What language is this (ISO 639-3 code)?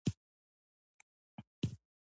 pus